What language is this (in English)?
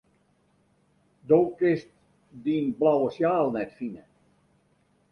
Western Frisian